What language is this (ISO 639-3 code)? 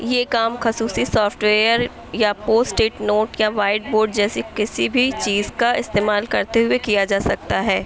urd